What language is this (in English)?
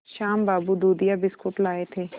Hindi